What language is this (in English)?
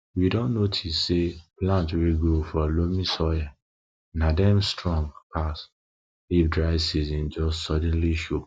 Nigerian Pidgin